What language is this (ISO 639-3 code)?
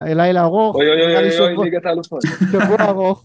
heb